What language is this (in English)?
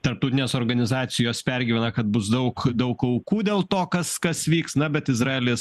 Lithuanian